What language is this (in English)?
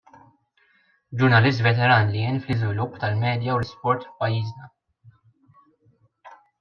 Maltese